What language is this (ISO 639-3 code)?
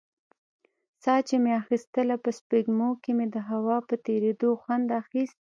pus